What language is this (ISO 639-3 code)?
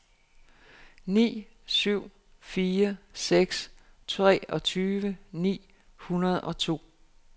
dan